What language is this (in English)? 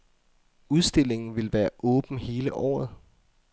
Danish